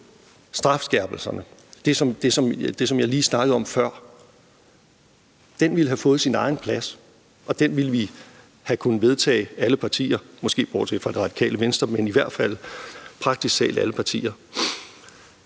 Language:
Danish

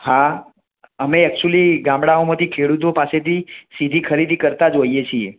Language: Gujarati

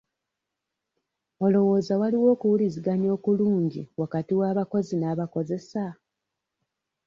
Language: Ganda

